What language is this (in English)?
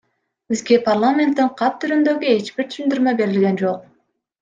Kyrgyz